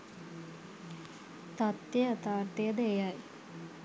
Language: Sinhala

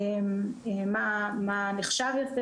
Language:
Hebrew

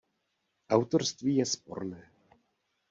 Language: Czech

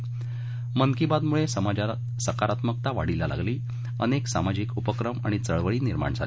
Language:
Marathi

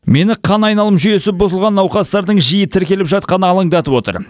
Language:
Kazakh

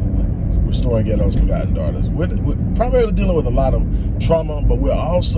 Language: English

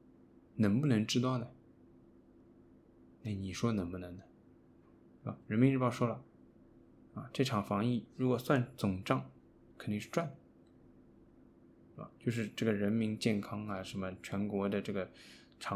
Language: Chinese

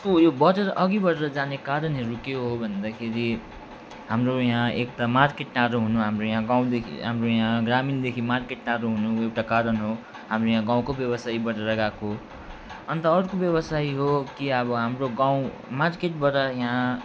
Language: Nepali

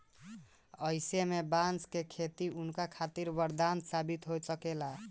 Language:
Bhojpuri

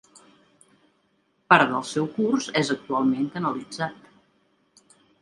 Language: Catalan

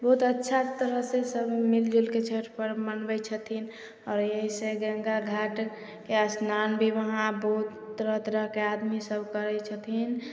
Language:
Maithili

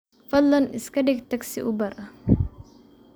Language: Somali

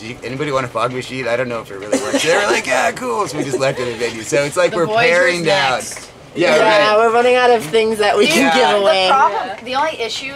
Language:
English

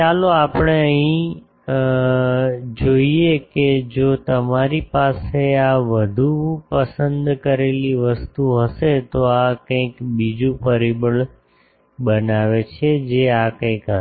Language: Gujarati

